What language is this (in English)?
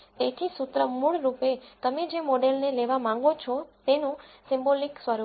Gujarati